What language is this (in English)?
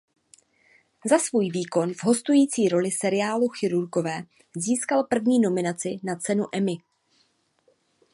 Czech